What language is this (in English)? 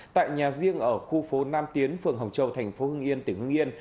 Vietnamese